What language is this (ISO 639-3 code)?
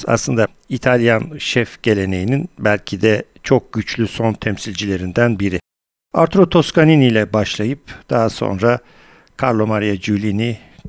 tur